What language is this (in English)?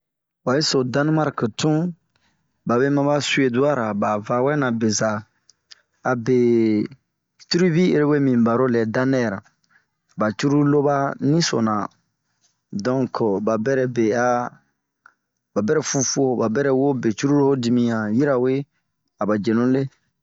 Bomu